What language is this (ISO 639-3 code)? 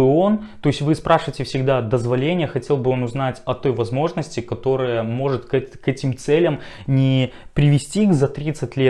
rus